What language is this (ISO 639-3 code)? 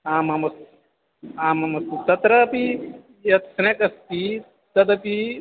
san